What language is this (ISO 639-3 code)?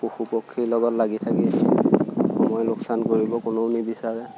asm